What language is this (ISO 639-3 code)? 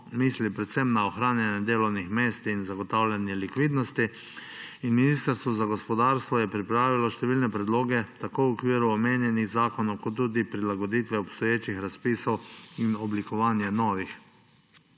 slv